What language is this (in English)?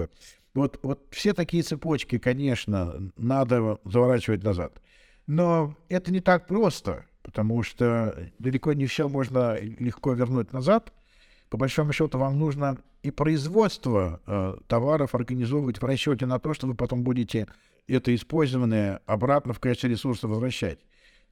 Russian